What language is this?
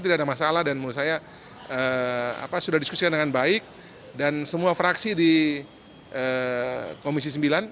Indonesian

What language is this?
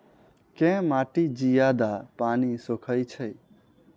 Maithili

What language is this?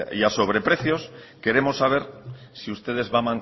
Spanish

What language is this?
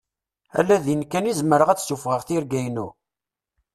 Kabyle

